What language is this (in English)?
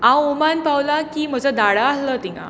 Konkani